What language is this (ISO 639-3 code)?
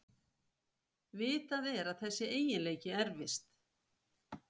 isl